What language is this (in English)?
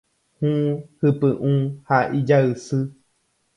Guarani